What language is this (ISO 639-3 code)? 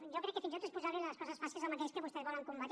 cat